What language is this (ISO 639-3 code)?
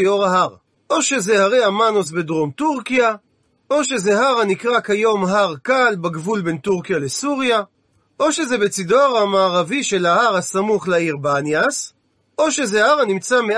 heb